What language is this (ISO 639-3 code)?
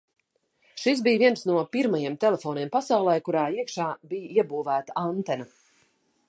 lav